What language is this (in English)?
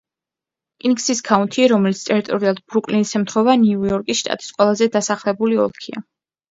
Georgian